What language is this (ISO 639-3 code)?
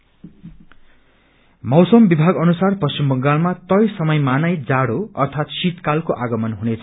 nep